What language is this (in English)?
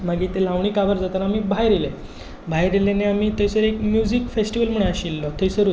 Konkani